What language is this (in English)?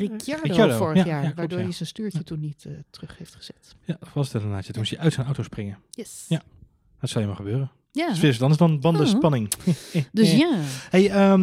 Dutch